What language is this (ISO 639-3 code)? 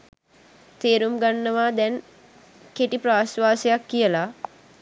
sin